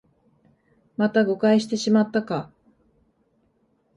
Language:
Japanese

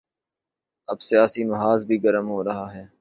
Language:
Urdu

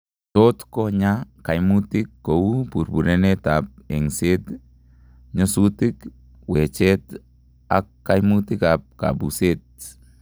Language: Kalenjin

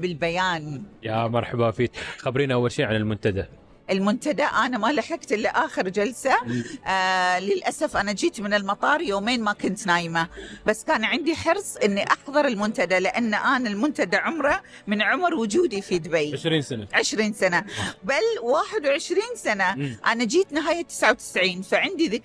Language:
Arabic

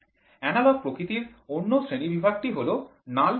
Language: Bangla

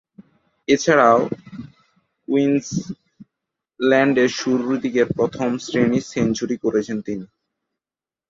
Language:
Bangla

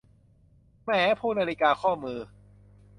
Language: Thai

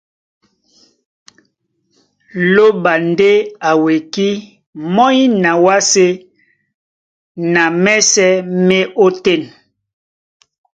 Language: Duala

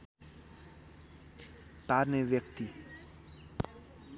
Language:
Nepali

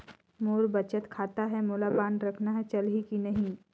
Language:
Chhattisgarhi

